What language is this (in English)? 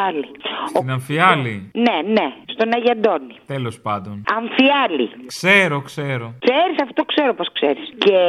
Greek